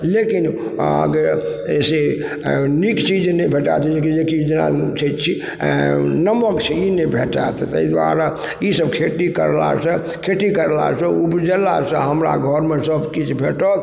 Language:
Maithili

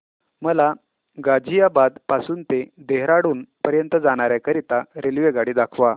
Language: Marathi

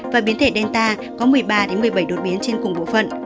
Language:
Vietnamese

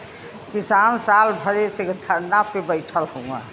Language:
Bhojpuri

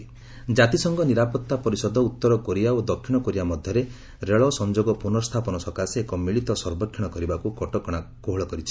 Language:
Odia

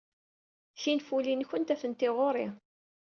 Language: Kabyle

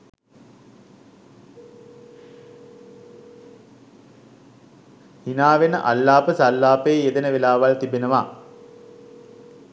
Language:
Sinhala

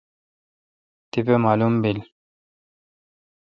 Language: Kalkoti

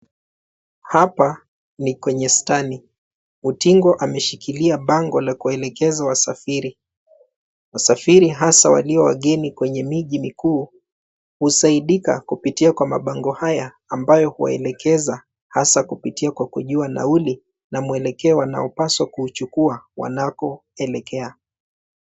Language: Swahili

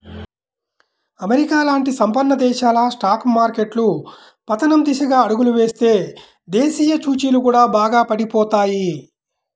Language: Telugu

